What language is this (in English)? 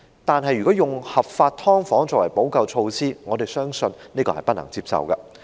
Cantonese